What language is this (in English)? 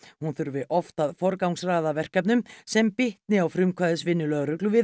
Icelandic